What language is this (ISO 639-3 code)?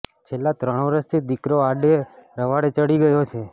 guj